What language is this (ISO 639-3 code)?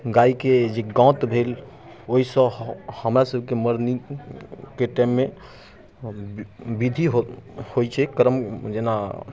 mai